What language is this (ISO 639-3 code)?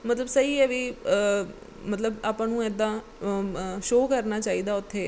pan